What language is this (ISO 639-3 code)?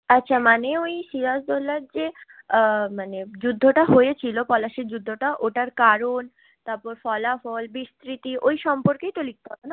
ben